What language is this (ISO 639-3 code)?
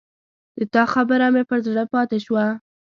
pus